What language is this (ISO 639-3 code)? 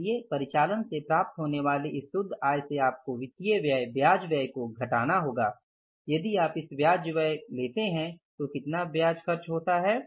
hin